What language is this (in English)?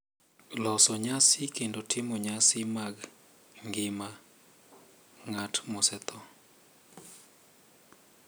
Luo (Kenya and Tanzania)